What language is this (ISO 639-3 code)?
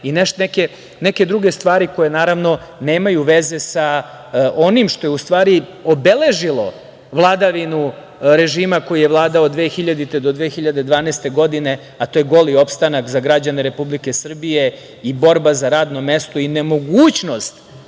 srp